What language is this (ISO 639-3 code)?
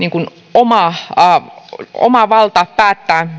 fin